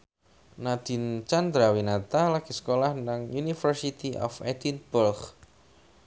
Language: Javanese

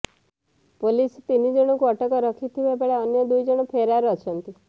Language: Odia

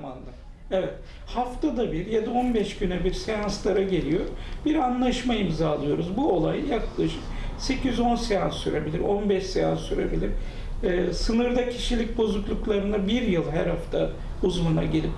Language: Turkish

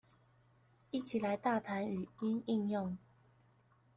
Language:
Chinese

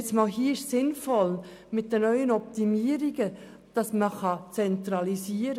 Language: Swiss German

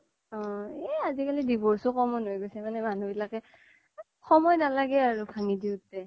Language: Assamese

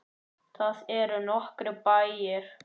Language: Icelandic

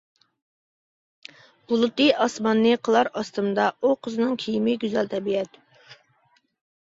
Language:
Uyghur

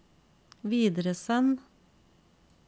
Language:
Norwegian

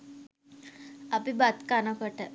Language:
Sinhala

